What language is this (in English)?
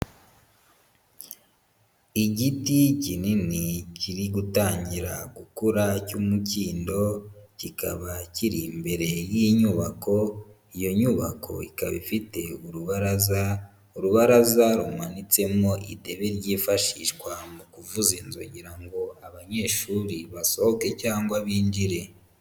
Kinyarwanda